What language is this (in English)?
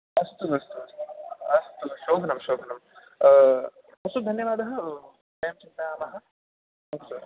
Sanskrit